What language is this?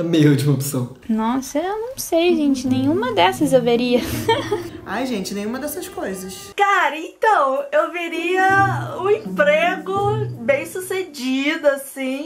Portuguese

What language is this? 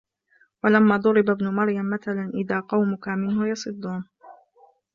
Arabic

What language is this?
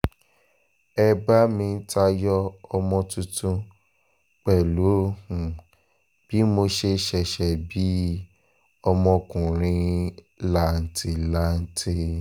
Yoruba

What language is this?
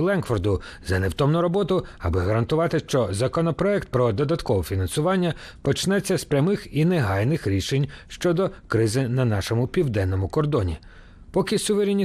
Ukrainian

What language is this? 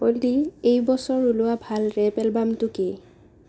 Assamese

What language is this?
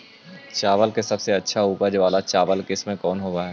Magahi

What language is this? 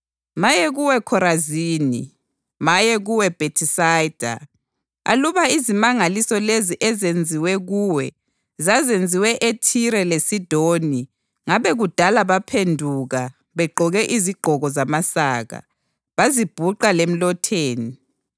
North Ndebele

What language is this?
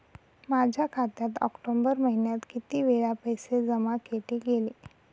Marathi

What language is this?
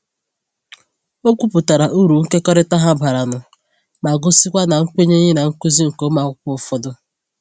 Igbo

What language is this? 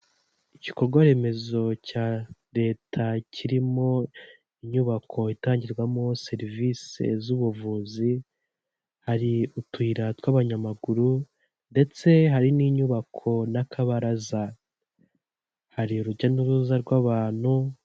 Kinyarwanda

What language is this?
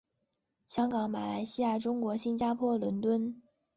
Chinese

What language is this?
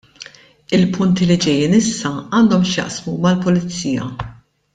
Maltese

